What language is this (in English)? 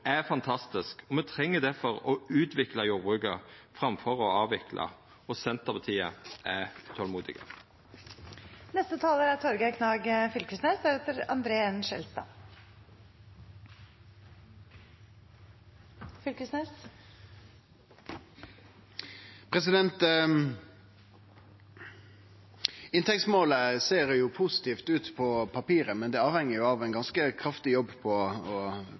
Norwegian Nynorsk